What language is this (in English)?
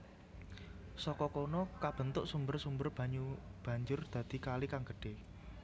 Javanese